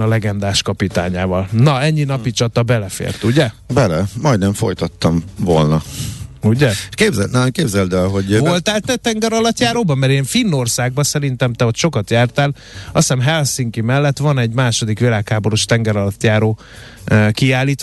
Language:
Hungarian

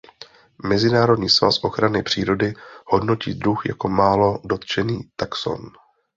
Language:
Czech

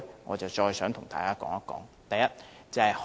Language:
Cantonese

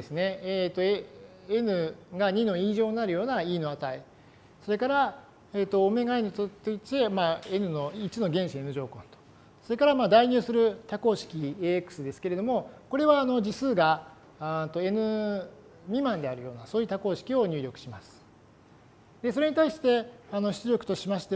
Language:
Japanese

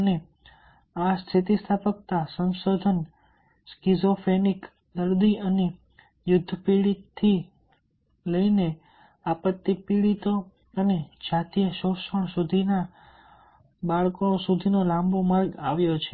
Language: Gujarati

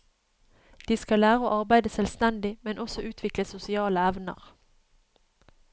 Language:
Norwegian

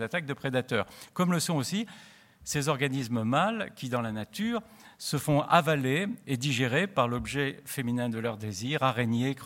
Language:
French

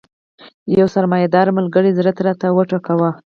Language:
Pashto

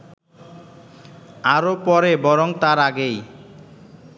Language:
Bangla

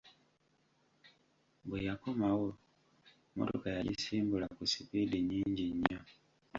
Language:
Ganda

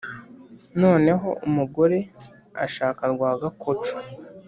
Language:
Kinyarwanda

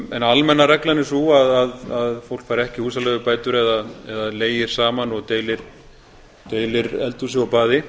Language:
Icelandic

